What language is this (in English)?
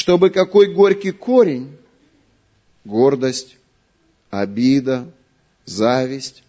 Russian